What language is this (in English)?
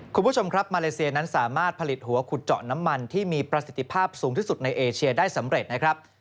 Thai